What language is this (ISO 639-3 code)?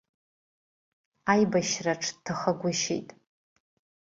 abk